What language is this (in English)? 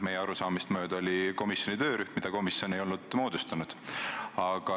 Estonian